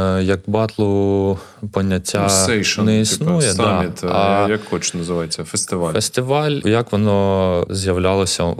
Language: Ukrainian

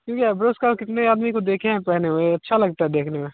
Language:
Hindi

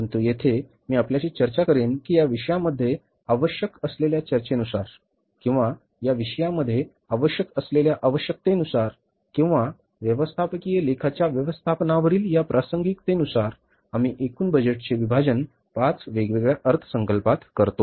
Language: Marathi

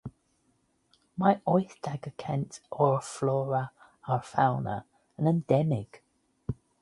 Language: Welsh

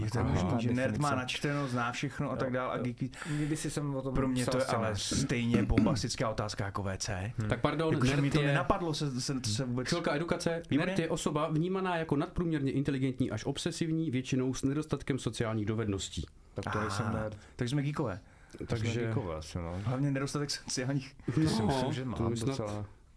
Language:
Czech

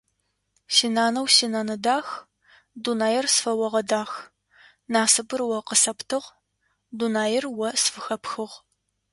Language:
Adyghe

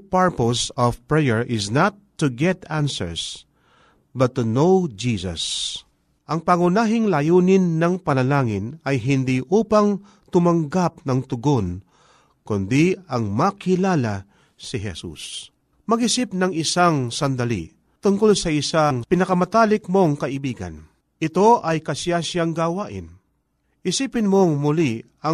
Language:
Filipino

